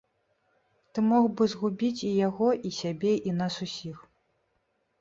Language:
Belarusian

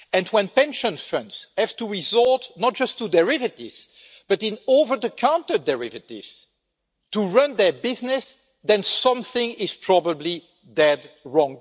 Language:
English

